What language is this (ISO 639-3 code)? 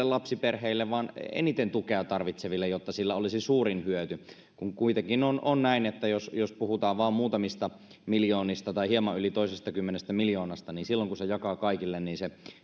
fin